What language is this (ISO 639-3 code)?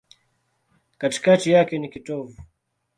swa